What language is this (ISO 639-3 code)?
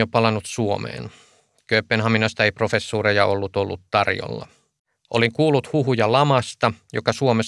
fin